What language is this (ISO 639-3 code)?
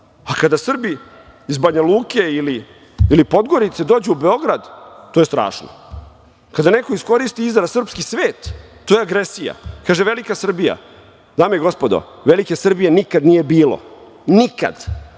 srp